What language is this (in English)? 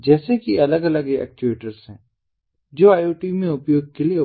Hindi